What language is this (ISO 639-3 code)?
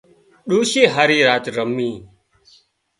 kxp